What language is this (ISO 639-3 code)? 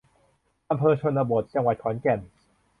tha